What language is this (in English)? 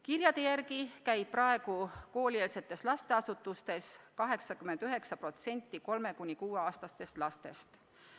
Estonian